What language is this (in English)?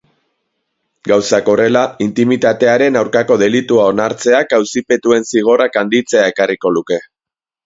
Basque